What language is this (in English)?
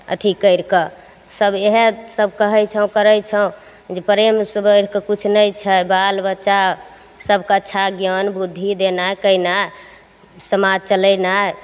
Maithili